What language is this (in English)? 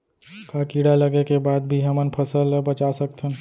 Chhattisgarhi